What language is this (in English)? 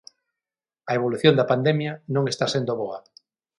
Galician